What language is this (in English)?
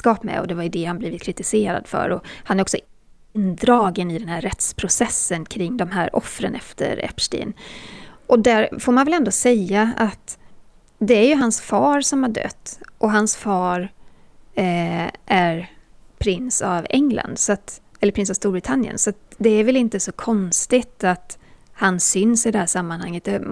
Swedish